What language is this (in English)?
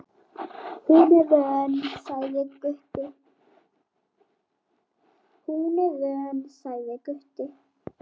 Icelandic